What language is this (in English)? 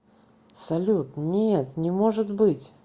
Russian